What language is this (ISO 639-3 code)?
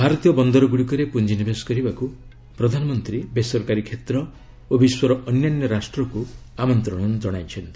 ori